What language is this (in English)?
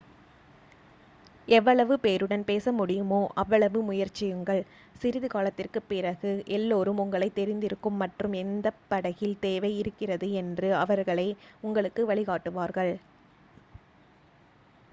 Tamil